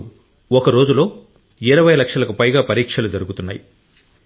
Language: Telugu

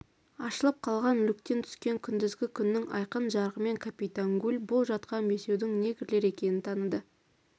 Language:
Kazakh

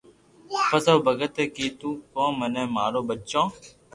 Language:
Loarki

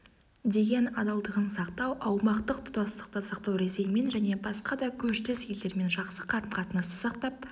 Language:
Kazakh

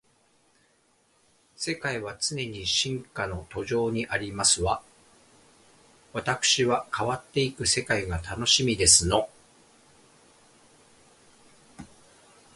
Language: Japanese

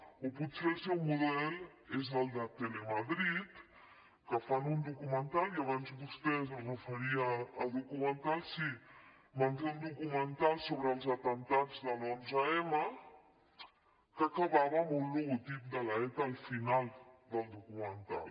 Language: Catalan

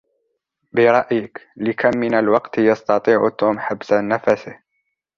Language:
Arabic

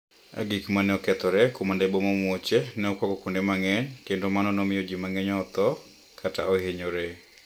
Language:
Luo (Kenya and Tanzania)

